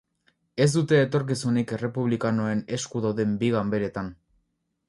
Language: Basque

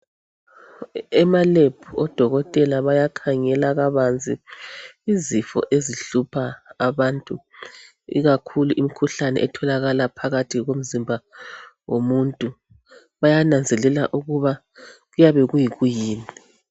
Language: North Ndebele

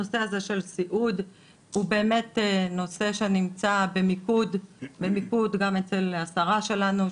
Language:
Hebrew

